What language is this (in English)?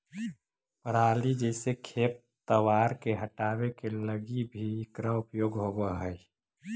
Magahi